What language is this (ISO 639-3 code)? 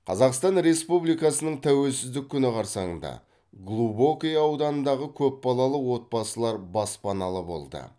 kaz